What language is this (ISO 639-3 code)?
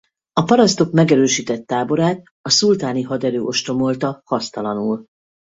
hun